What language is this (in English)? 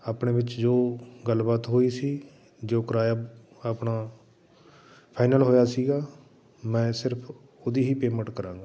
Punjabi